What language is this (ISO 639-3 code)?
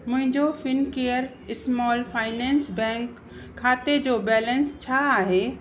snd